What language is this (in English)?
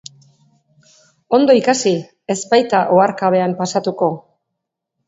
Basque